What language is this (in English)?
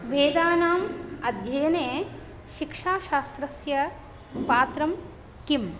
Sanskrit